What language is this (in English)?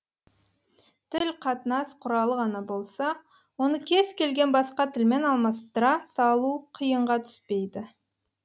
Kazakh